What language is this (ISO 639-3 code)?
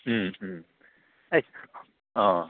mni